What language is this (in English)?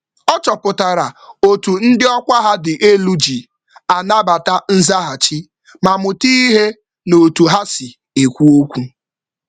Igbo